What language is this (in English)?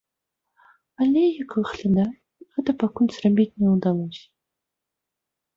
Belarusian